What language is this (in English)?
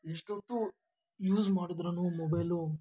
Kannada